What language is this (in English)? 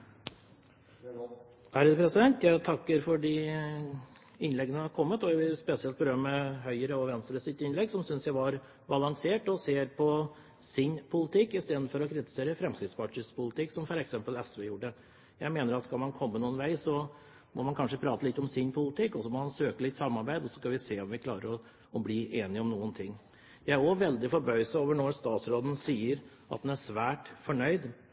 Norwegian Bokmål